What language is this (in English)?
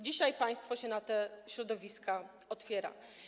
Polish